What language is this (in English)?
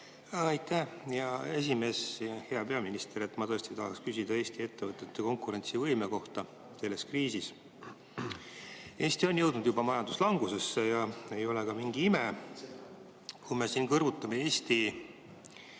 Estonian